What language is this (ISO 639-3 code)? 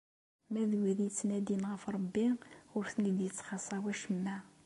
kab